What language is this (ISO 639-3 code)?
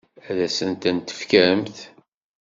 kab